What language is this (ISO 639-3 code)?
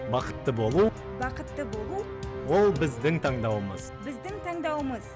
kaz